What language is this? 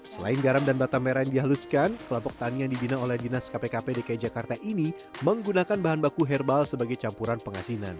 Indonesian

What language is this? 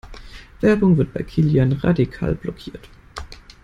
German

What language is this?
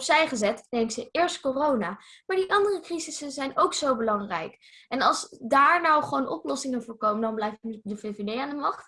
Dutch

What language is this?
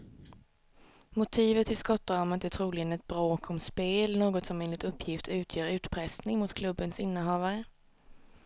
Swedish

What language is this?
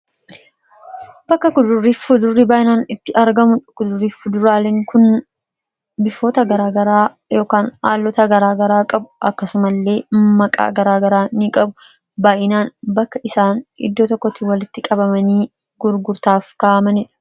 Oromo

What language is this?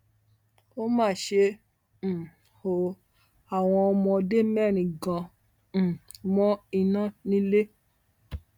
Yoruba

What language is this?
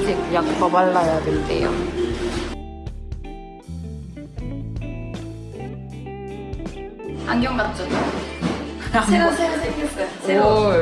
Korean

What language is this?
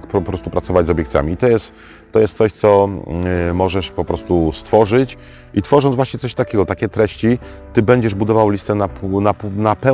Polish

